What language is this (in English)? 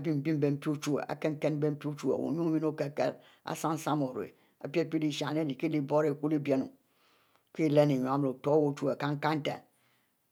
Mbe